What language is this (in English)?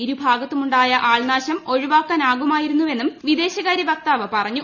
Malayalam